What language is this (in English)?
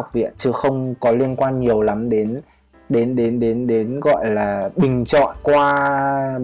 Vietnamese